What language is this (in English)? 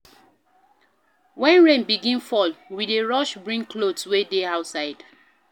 Nigerian Pidgin